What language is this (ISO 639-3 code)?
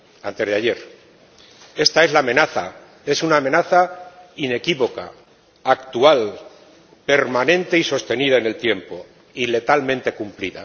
spa